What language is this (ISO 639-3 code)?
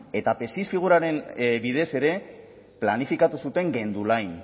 eus